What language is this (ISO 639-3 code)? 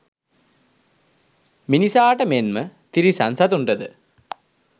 sin